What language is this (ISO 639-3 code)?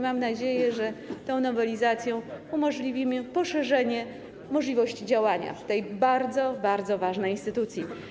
pol